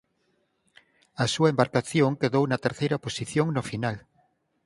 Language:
Galician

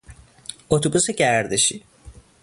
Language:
Persian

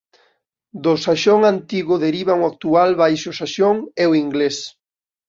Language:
Galician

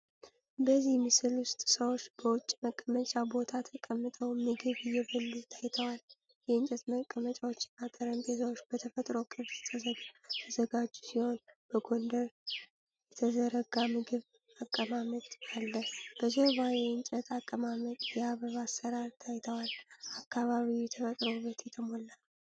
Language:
Amharic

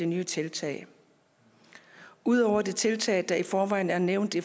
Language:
Danish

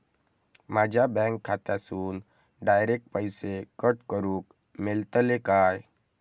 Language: Marathi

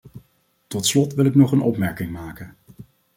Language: Dutch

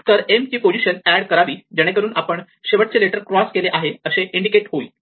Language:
Marathi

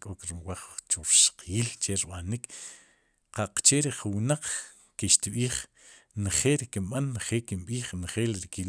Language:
Sipacapense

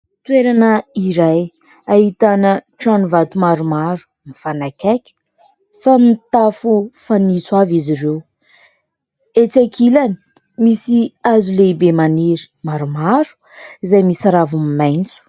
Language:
Malagasy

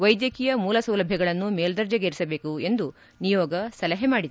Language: Kannada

